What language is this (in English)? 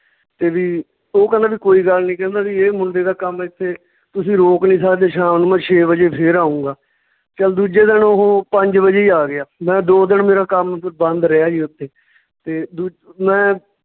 Punjabi